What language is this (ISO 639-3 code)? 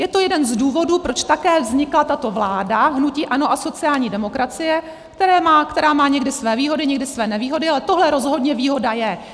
ces